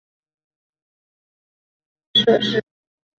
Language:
Chinese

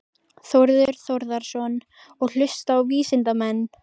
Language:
Icelandic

